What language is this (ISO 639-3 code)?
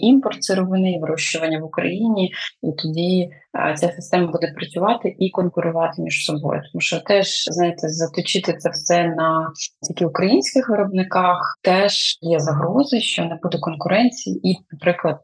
ukr